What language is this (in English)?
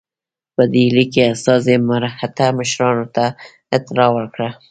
Pashto